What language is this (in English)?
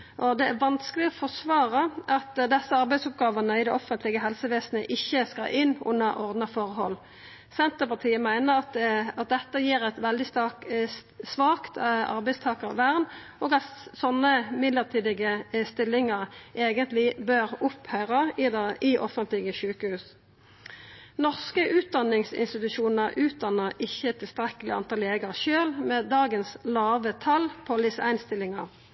Norwegian Nynorsk